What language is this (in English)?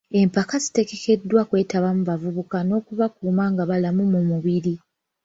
Ganda